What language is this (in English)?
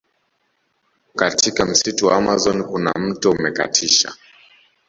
Swahili